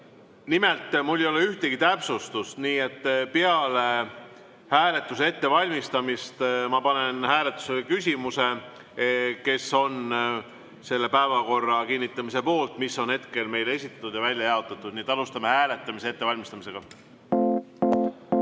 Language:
Estonian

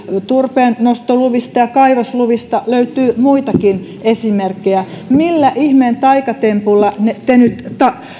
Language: Finnish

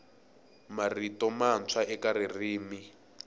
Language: Tsonga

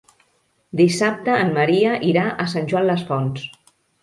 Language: Catalan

